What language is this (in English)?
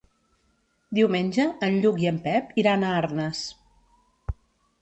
Catalan